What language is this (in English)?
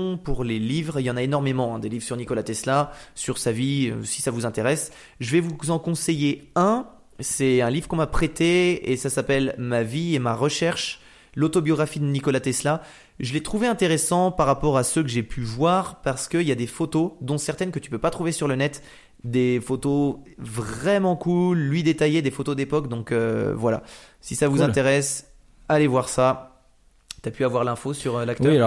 French